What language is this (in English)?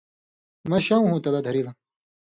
Indus Kohistani